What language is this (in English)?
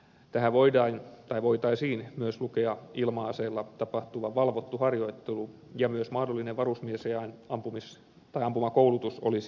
Finnish